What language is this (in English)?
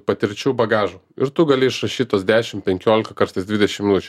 Lithuanian